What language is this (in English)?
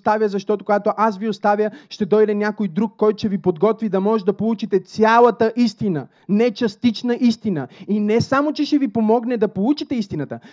Bulgarian